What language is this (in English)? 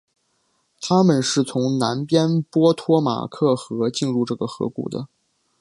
Chinese